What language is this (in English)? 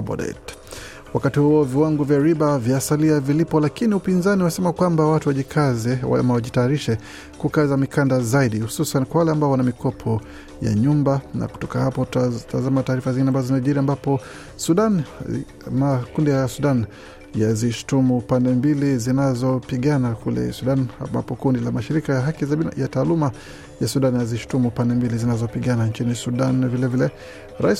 Swahili